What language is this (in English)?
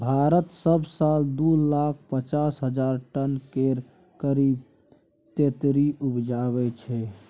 Maithili